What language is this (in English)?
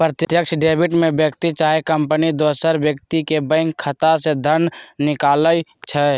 Magahi